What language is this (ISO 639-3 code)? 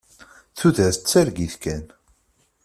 kab